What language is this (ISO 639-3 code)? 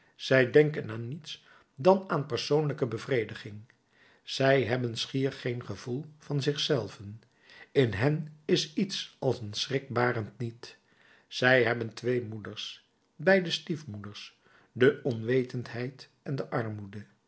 nld